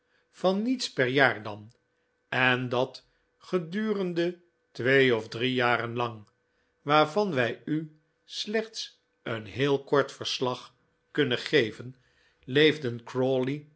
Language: Dutch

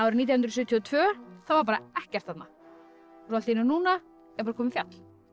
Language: Icelandic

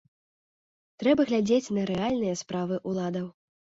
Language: Belarusian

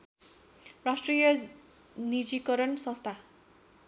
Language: Nepali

